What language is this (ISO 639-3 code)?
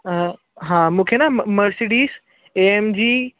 snd